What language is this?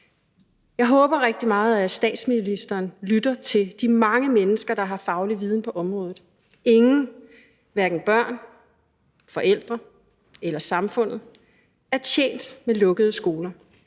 Danish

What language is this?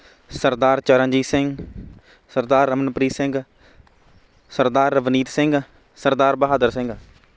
Punjabi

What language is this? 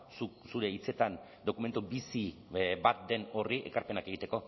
Basque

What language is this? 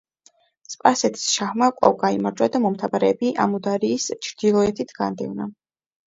Georgian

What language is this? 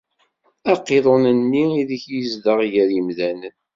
Kabyle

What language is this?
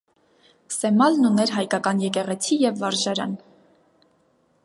Armenian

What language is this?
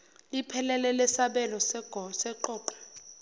Zulu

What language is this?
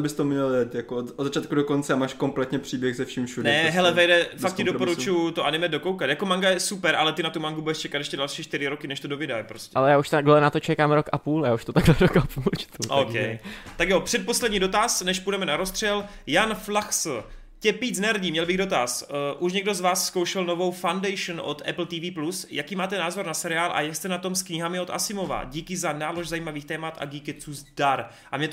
Czech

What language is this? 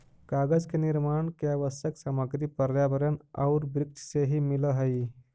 Magahi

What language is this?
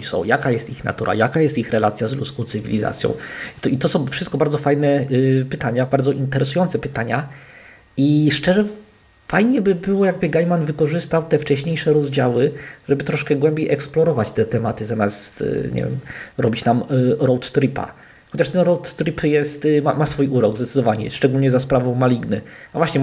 Polish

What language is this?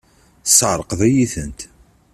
Kabyle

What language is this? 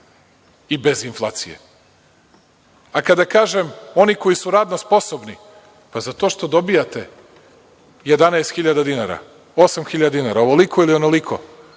Serbian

